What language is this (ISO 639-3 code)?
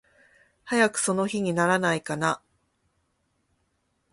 jpn